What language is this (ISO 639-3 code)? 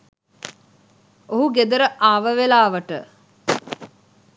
sin